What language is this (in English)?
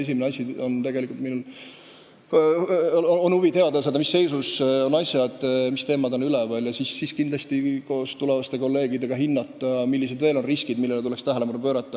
Estonian